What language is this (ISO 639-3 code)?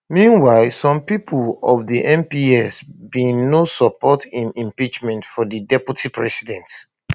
pcm